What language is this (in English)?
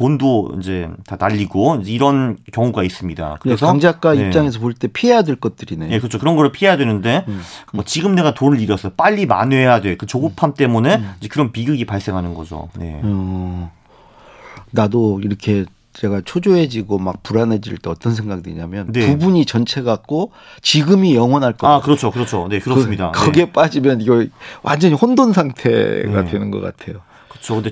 Korean